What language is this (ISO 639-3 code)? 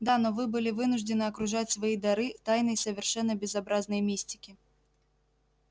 rus